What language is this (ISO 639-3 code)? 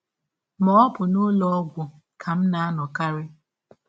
ibo